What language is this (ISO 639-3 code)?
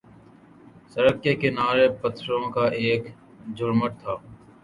urd